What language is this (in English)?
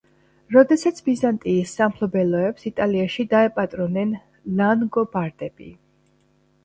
Georgian